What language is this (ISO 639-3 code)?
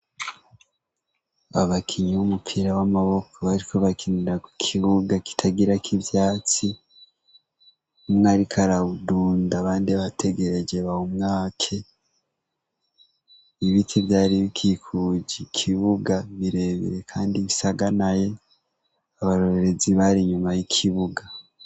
run